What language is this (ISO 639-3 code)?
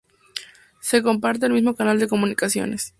spa